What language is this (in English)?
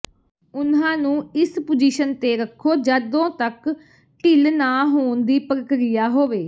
Punjabi